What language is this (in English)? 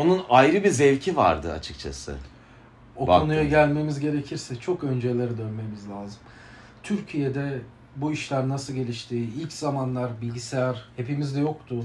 Turkish